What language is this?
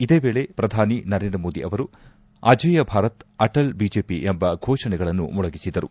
Kannada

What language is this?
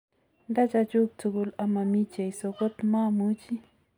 Kalenjin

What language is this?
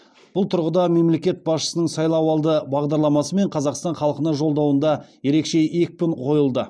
Kazakh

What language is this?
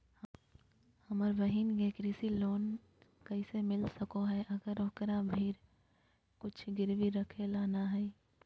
Magahi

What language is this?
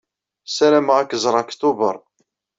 Kabyle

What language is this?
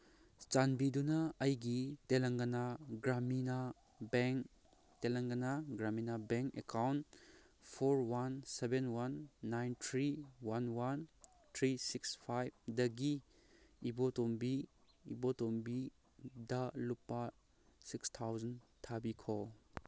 Manipuri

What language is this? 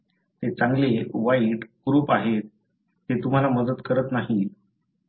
Marathi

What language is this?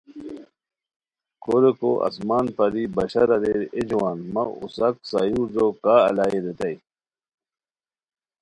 Khowar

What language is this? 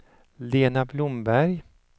Swedish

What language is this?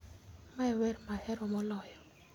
Luo (Kenya and Tanzania)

